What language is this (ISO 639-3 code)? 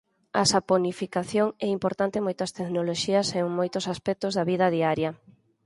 glg